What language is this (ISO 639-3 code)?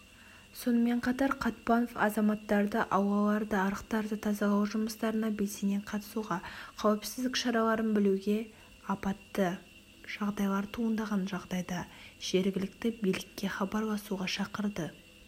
kaz